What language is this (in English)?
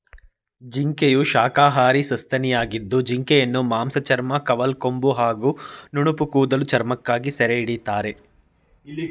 Kannada